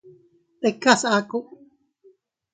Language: Teutila Cuicatec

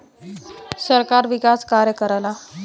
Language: Bhojpuri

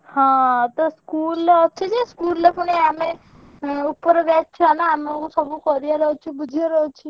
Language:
Odia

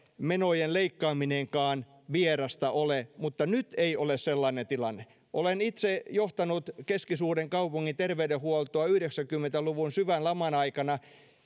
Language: Finnish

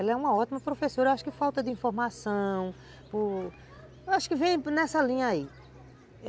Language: Portuguese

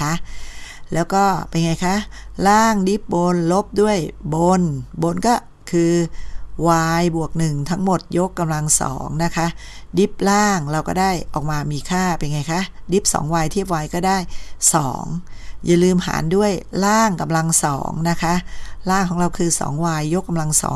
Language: Thai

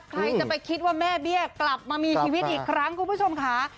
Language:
Thai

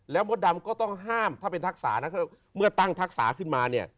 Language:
Thai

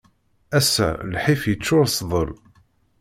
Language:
Kabyle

